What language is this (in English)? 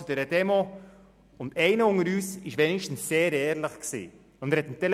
Swiss German